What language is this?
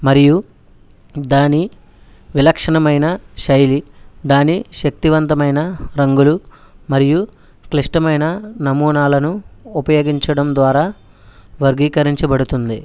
Telugu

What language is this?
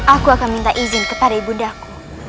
Indonesian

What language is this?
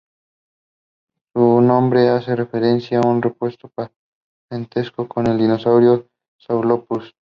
Spanish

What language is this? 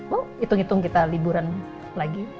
Indonesian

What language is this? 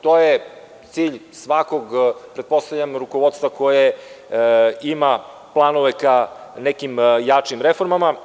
Serbian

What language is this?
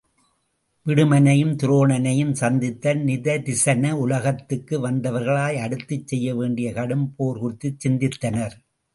Tamil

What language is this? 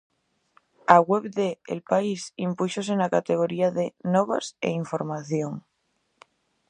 Galician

